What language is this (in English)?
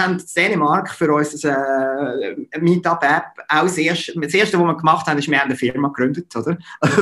German